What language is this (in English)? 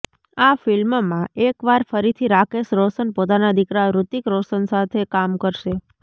Gujarati